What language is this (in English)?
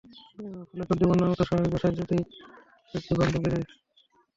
Bangla